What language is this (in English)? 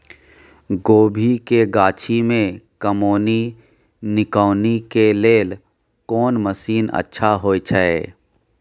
Maithili